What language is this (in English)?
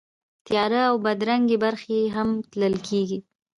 Pashto